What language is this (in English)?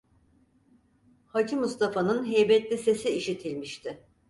Turkish